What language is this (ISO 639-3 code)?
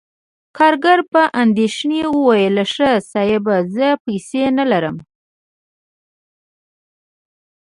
pus